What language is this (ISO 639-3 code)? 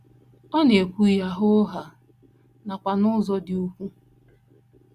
ibo